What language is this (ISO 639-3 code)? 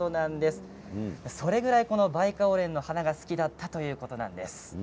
jpn